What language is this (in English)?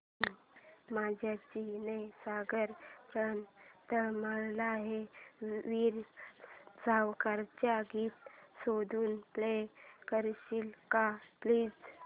Marathi